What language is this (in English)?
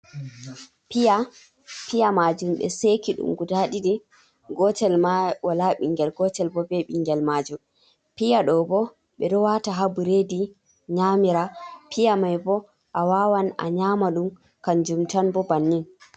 Fula